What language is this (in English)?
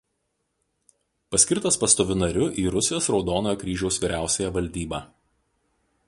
Lithuanian